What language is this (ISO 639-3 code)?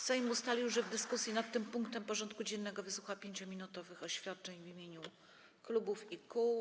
pol